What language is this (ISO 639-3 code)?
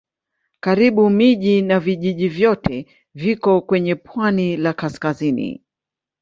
swa